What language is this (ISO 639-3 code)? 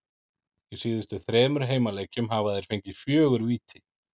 isl